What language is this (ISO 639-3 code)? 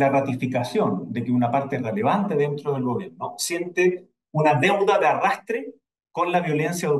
spa